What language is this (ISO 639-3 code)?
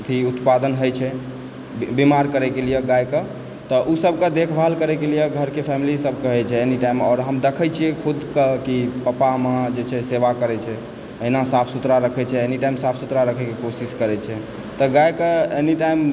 mai